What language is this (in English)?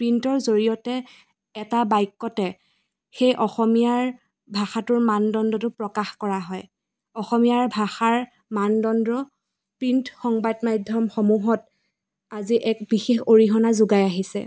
Assamese